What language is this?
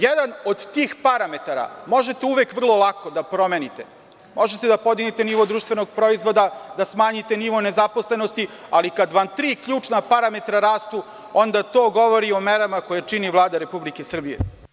Serbian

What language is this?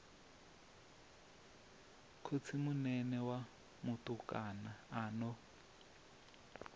Venda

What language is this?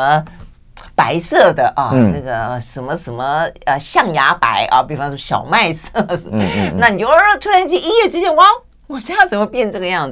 Chinese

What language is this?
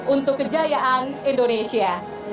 Indonesian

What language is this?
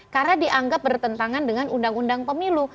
Indonesian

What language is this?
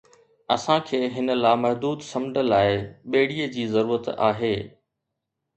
Sindhi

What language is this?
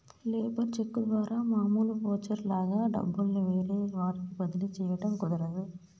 Telugu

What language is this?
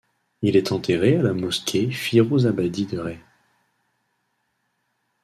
French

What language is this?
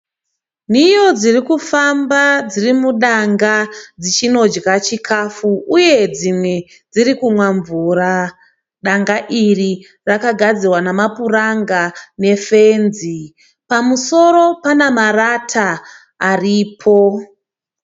Shona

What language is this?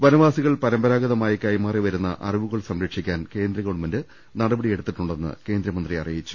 Malayalam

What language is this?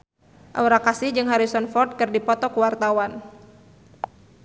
Sundanese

